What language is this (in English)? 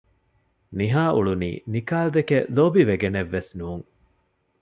Divehi